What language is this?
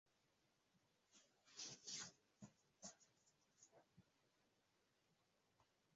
Swahili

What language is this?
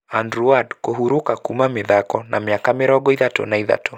Kikuyu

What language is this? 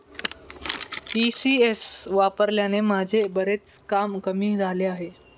Marathi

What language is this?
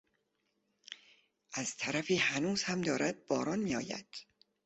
Persian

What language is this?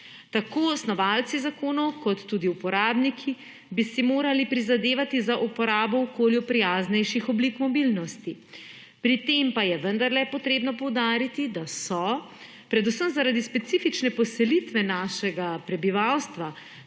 Slovenian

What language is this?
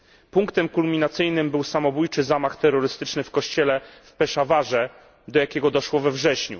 Polish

